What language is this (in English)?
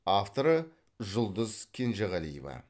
Kazakh